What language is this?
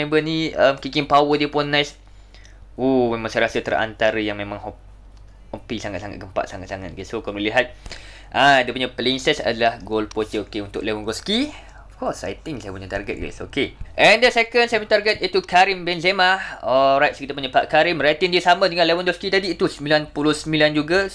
Malay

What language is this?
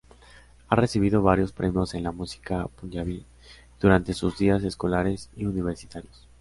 Spanish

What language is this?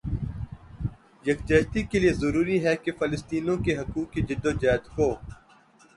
Urdu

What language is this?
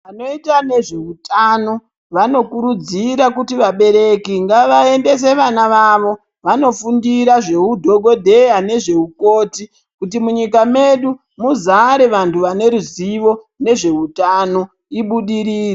Ndau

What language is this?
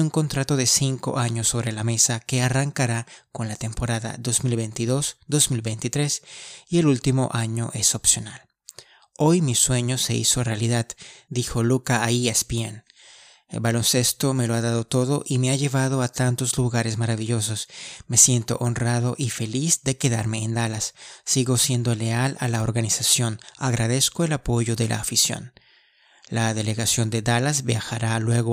Spanish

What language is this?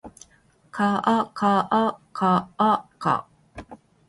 Japanese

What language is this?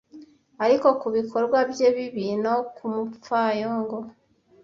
Kinyarwanda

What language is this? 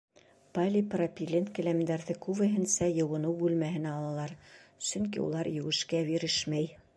Bashkir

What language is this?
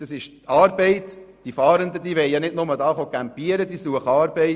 Swiss German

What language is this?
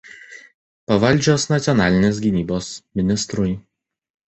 Lithuanian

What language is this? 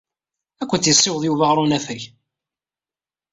Kabyle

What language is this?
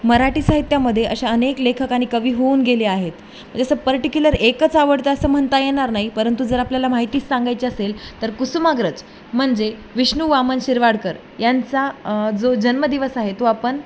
Marathi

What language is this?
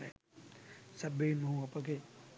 Sinhala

